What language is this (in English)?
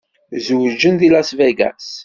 Kabyle